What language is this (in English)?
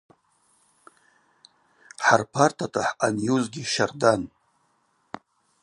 Abaza